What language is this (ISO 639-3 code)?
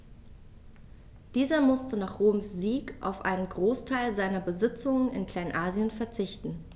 deu